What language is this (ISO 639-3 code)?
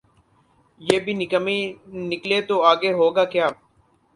urd